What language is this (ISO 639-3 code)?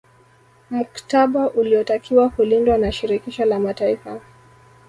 swa